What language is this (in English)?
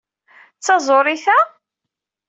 Kabyle